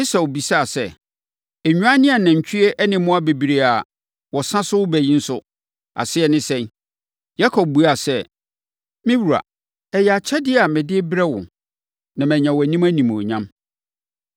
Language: Akan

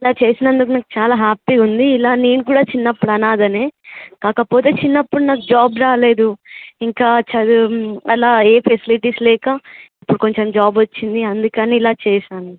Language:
Telugu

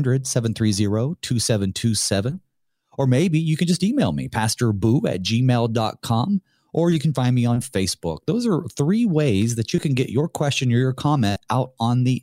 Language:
English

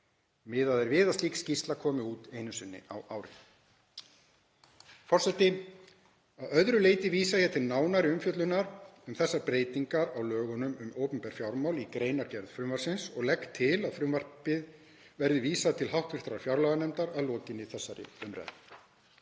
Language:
Icelandic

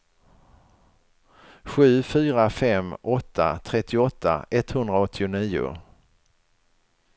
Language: Swedish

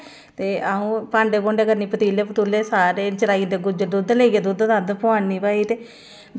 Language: Dogri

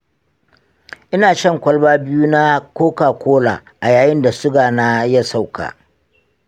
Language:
Hausa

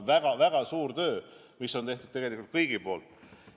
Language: Estonian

